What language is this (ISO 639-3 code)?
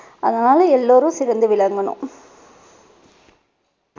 tam